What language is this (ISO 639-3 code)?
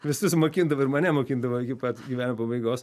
lit